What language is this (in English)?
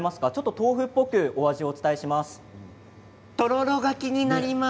Japanese